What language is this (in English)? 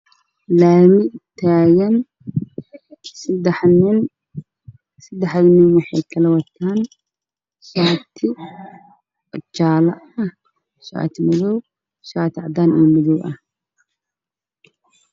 Somali